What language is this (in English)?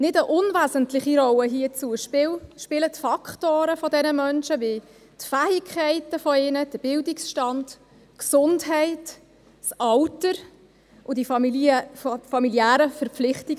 Swiss German